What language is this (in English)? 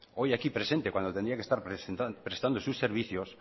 Spanish